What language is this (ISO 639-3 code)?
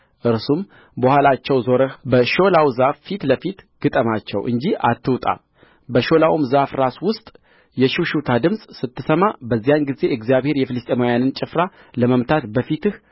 amh